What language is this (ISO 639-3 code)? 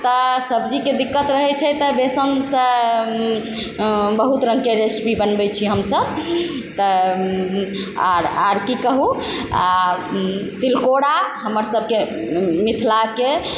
mai